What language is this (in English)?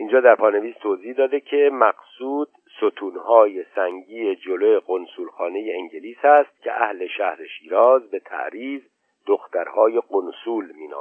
Persian